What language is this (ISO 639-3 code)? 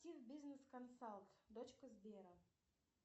rus